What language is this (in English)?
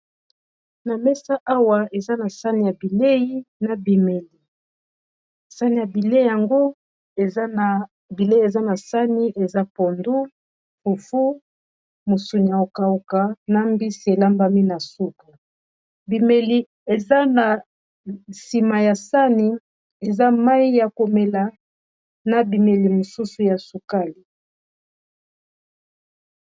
Lingala